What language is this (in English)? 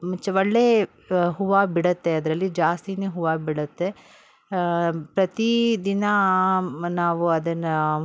Kannada